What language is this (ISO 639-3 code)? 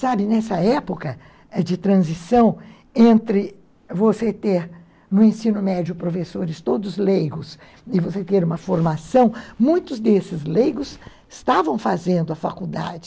por